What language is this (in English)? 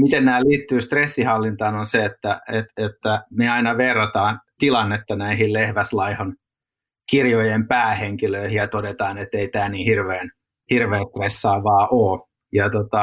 Finnish